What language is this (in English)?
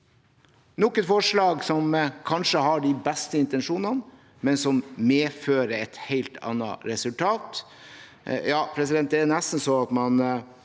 Norwegian